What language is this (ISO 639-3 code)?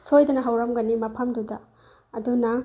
mni